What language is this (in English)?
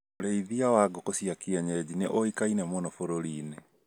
Kikuyu